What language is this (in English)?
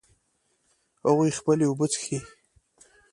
Pashto